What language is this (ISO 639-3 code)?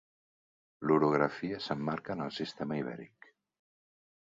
cat